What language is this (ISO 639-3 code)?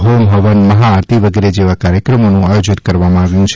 guj